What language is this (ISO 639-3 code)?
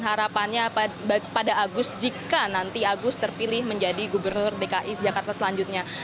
ind